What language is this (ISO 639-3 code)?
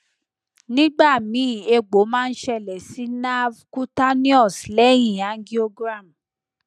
yor